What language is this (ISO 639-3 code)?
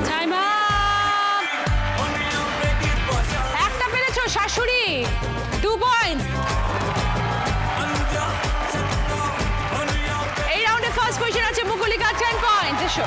hin